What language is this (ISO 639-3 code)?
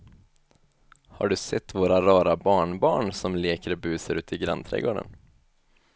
swe